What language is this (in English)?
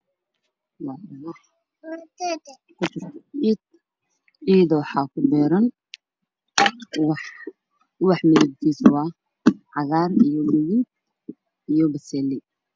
Somali